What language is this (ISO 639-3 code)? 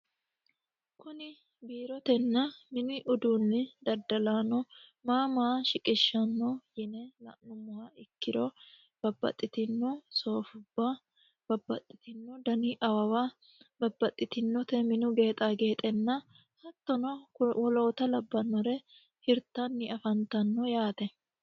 sid